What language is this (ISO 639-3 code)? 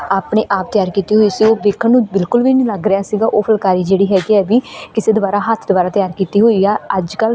pan